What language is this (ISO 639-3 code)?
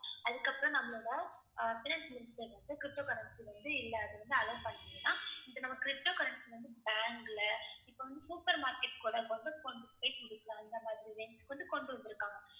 tam